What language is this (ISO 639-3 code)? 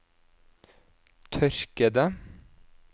nor